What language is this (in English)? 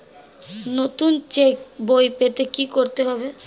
Bangla